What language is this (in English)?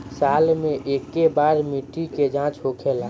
Bhojpuri